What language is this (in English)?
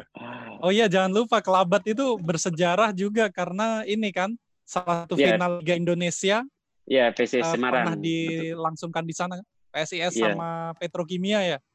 Indonesian